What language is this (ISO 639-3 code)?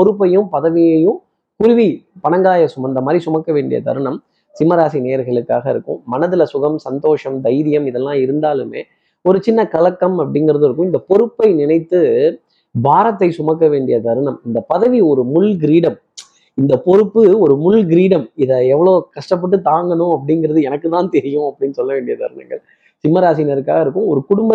tam